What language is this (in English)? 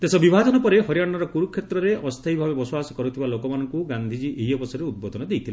Odia